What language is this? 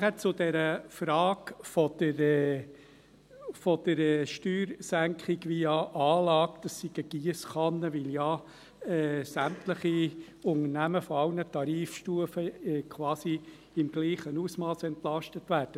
Swiss German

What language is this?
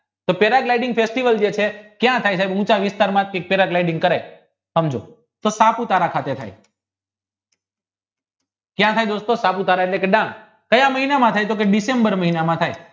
Gujarati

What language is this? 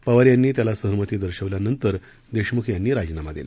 Marathi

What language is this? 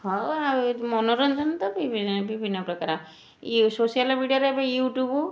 Odia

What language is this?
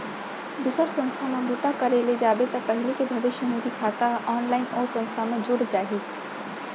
Chhattisgarhi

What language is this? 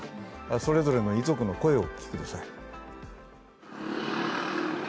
Japanese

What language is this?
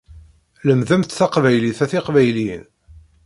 Kabyle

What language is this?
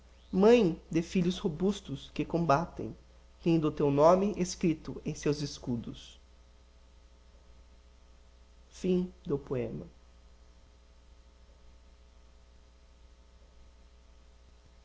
Portuguese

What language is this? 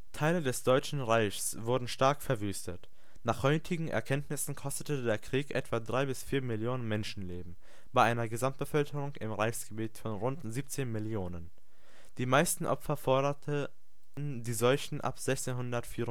German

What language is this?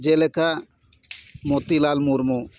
Santali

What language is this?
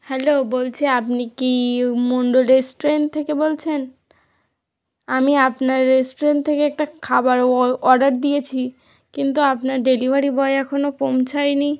Bangla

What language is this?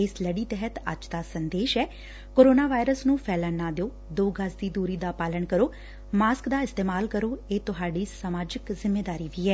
Punjabi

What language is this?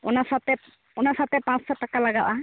Santali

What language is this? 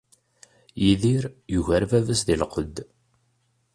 Kabyle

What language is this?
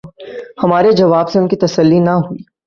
Urdu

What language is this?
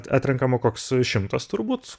Lithuanian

